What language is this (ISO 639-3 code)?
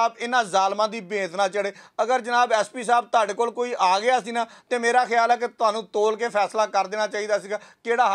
pan